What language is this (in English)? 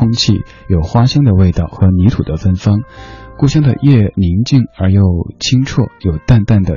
Chinese